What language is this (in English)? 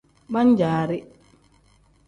Tem